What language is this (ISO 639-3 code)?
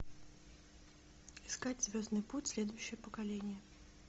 rus